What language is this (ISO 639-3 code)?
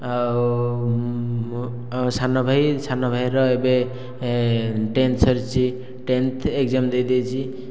ori